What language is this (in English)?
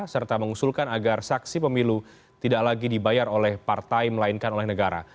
Indonesian